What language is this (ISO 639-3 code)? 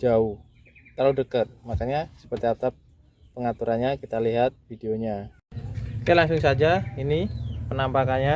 ind